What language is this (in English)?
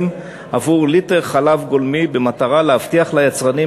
Hebrew